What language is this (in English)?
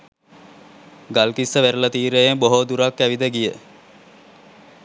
Sinhala